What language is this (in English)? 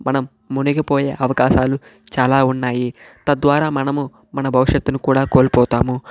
Telugu